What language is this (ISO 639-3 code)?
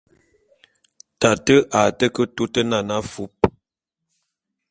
bum